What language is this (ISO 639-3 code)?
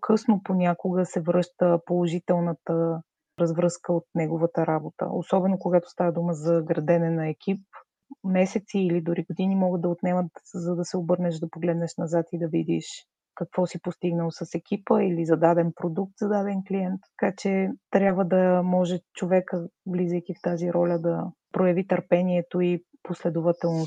bul